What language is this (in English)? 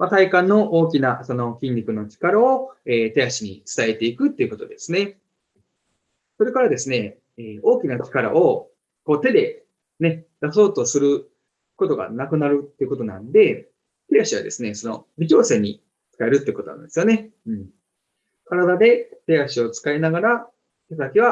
Japanese